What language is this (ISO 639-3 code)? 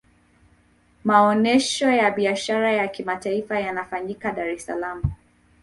swa